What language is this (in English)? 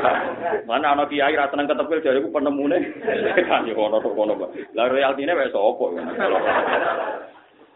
Malay